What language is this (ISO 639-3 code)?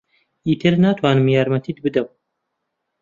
ckb